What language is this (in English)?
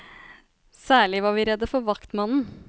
Norwegian